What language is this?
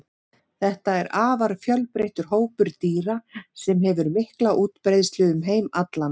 Icelandic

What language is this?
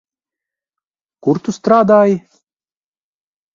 Latvian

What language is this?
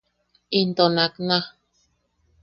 Yaqui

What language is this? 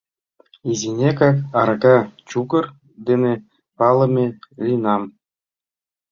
Mari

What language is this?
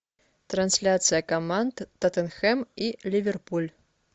Russian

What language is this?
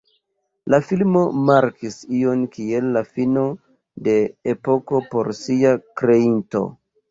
Esperanto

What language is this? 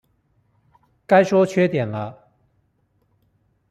Chinese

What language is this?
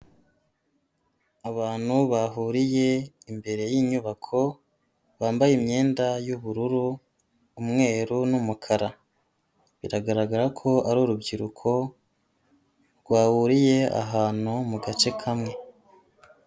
Kinyarwanda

